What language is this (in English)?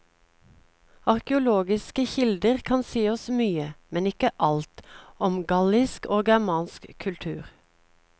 Norwegian